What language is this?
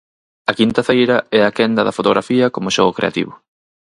Galician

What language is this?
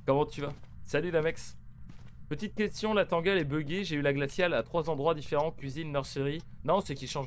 French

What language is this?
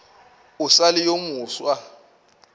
Northern Sotho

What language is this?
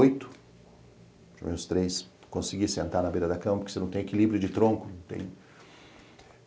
Portuguese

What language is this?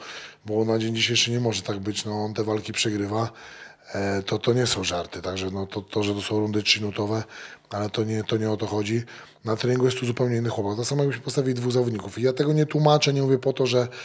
Polish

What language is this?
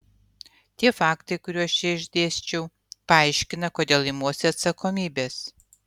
Lithuanian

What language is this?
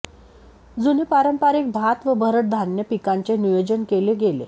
Marathi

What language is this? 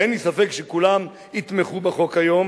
Hebrew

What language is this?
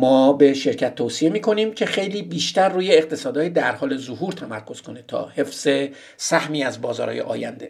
Persian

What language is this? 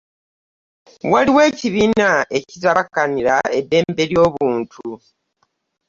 Ganda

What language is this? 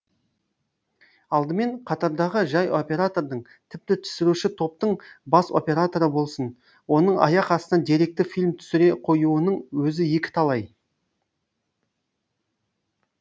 Kazakh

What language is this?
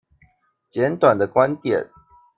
Chinese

